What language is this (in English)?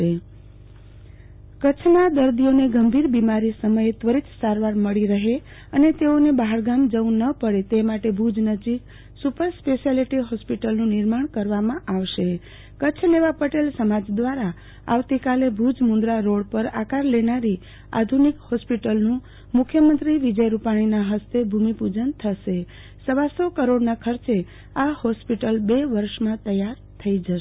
Gujarati